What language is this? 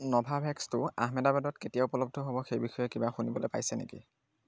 Assamese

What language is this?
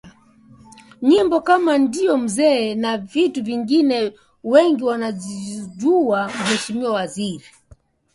Swahili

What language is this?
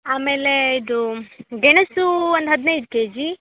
Kannada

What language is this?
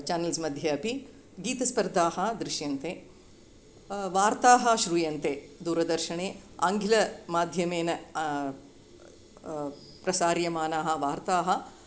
Sanskrit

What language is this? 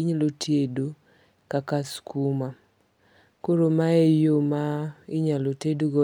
Luo (Kenya and Tanzania)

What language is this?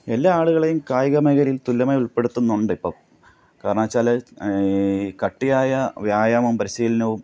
Malayalam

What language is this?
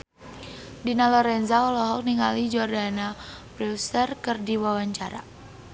Sundanese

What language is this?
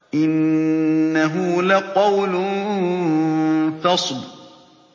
Arabic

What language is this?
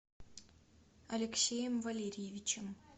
Russian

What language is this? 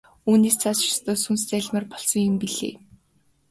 Mongolian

